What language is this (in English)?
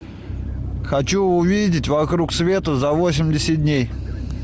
Russian